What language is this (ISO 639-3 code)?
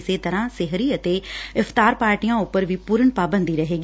pan